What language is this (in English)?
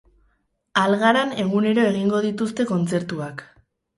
Basque